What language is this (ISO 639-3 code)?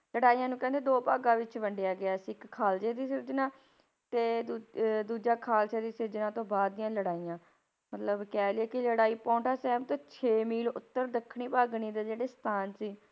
pan